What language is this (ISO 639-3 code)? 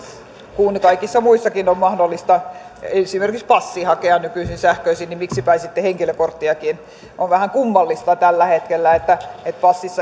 fin